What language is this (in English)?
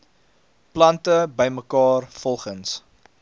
Afrikaans